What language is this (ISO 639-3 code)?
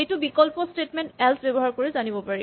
asm